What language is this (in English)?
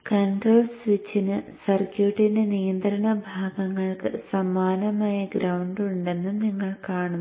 Malayalam